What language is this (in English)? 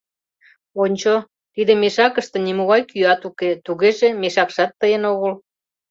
Mari